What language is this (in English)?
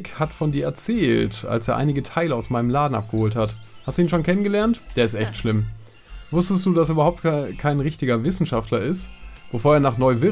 German